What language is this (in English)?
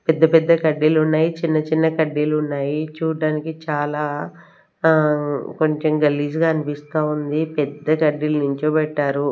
Telugu